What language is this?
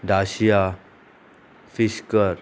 Konkani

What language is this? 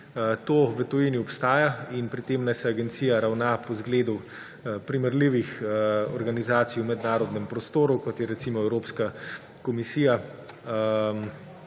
Slovenian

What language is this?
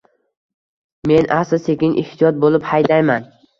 Uzbek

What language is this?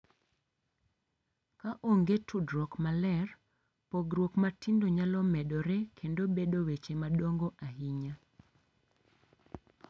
Luo (Kenya and Tanzania)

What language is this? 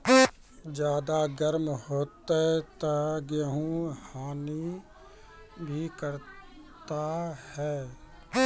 Maithili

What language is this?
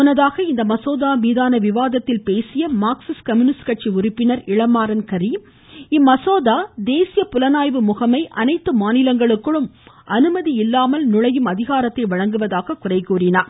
Tamil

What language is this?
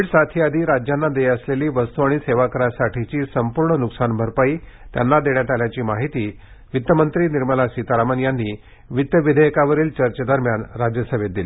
Marathi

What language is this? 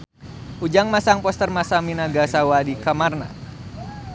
Sundanese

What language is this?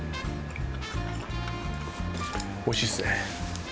Japanese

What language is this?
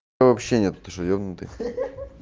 Russian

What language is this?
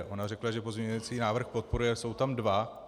Czech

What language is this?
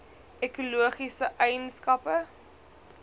Afrikaans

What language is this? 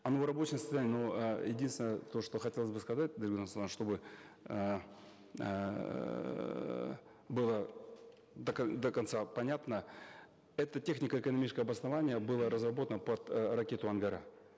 Kazakh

